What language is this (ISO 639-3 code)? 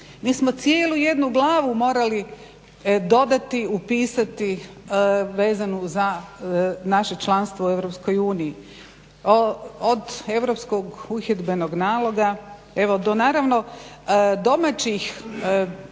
hrv